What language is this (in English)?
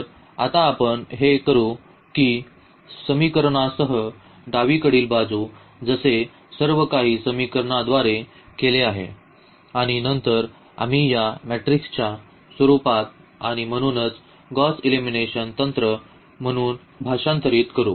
Marathi